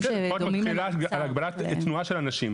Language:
Hebrew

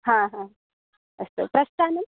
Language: Sanskrit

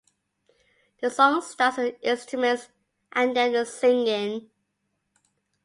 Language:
English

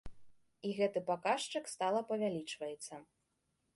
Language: Belarusian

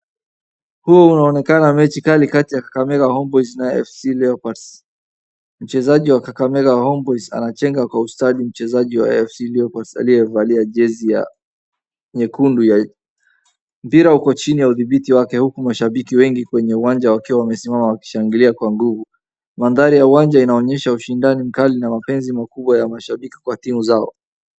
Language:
Swahili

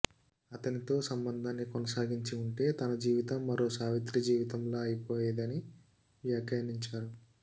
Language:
Telugu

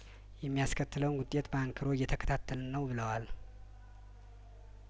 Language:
Amharic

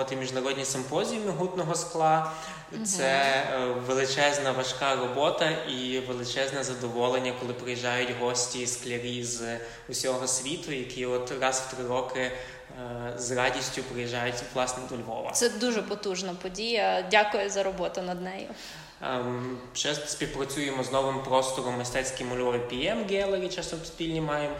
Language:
Ukrainian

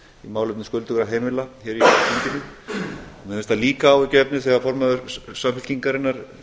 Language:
Icelandic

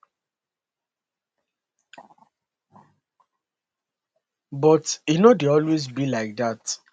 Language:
Nigerian Pidgin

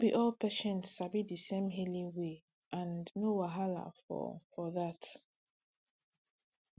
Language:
Nigerian Pidgin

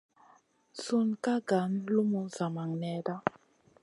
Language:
Masana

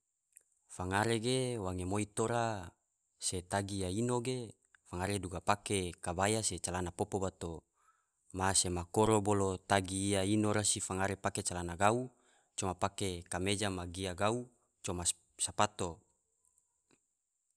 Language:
Tidore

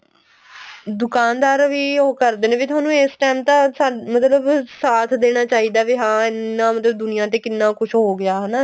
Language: Punjabi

